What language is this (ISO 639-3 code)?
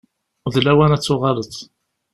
kab